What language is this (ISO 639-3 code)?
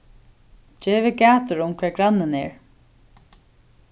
fao